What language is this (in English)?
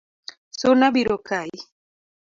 Luo (Kenya and Tanzania)